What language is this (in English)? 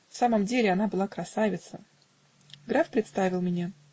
Russian